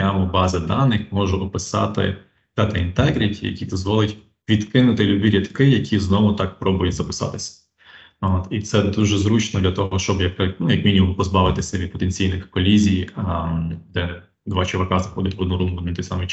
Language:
Ukrainian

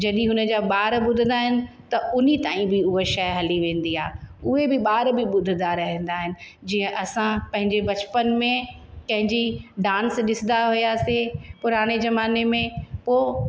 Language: Sindhi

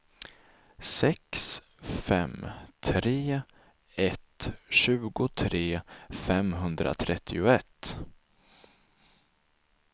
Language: Swedish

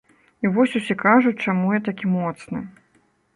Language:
Belarusian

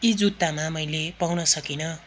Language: Nepali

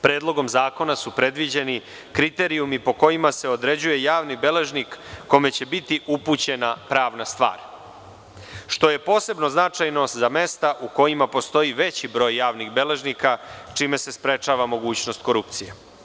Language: Serbian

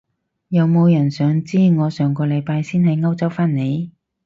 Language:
Cantonese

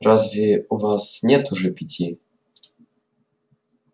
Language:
Russian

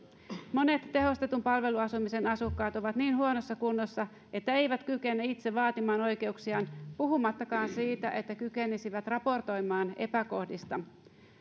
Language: Finnish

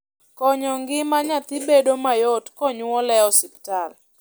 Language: Luo (Kenya and Tanzania)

